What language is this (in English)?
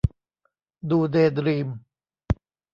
Thai